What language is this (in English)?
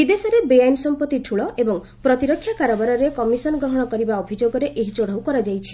Odia